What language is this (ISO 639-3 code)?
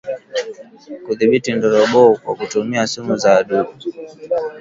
swa